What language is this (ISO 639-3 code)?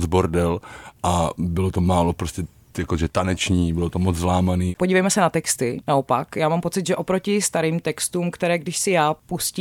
ces